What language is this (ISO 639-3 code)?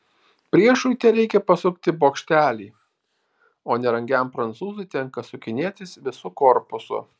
lit